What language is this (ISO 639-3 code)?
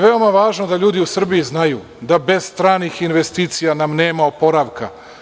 srp